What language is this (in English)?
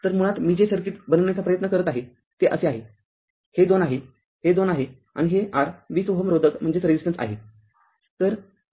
Marathi